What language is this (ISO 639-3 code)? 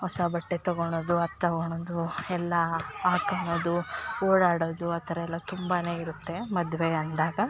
kan